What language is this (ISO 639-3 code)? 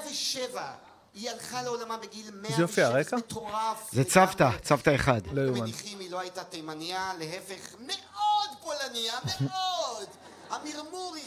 heb